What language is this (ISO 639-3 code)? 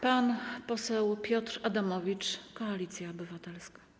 pol